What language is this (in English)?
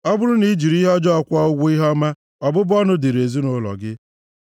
Igbo